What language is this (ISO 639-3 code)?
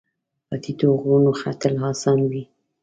pus